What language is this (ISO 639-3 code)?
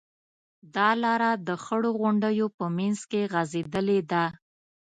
pus